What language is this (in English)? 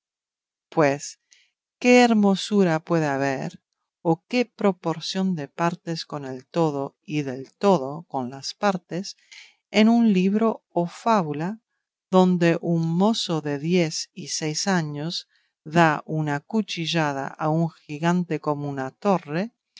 Spanish